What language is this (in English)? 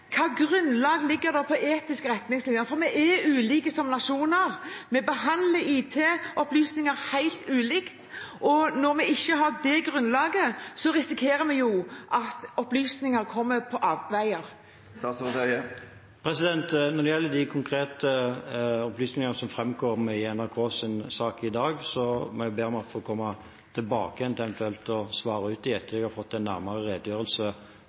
Norwegian Bokmål